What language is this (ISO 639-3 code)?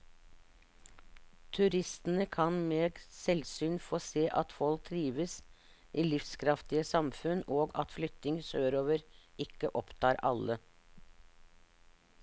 nor